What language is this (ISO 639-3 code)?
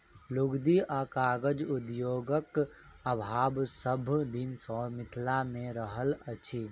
mai